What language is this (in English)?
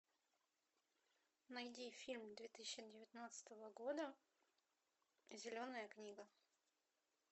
Russian